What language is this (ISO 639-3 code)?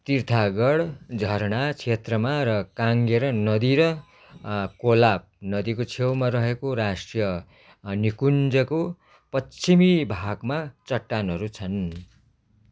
nep